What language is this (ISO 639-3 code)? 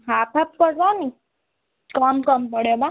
ori